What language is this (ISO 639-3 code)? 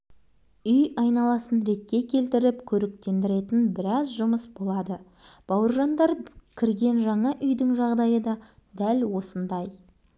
kaz